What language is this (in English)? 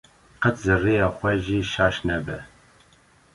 Kurdish